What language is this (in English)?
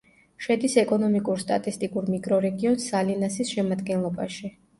Georgian